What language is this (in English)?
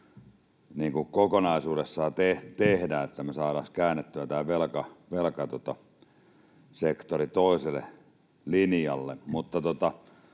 Finnish